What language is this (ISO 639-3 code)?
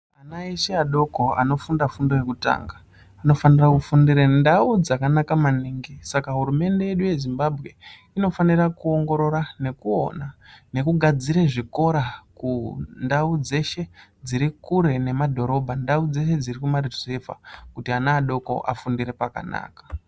ndc